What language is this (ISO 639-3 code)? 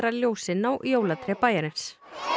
isl